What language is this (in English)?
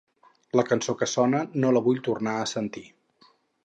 Catalan